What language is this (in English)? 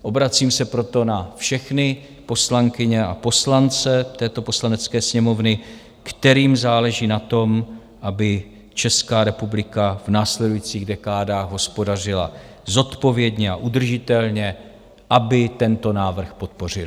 Czech